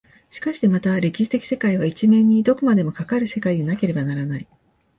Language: Japanese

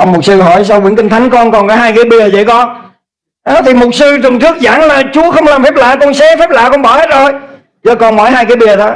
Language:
Vietnamese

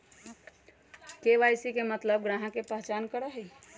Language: Magahi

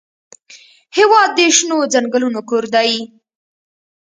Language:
Pashto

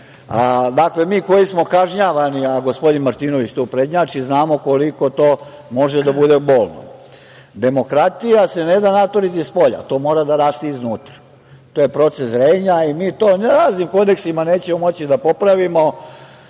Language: Serbian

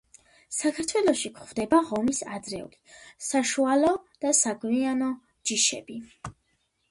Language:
Georgian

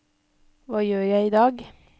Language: Norwegian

